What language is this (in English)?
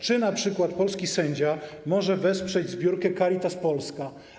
Polish